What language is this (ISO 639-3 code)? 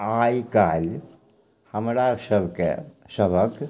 mai